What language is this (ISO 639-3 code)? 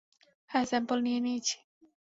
ben